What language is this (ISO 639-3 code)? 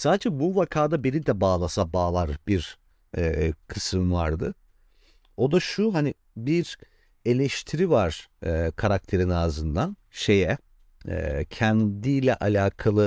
tur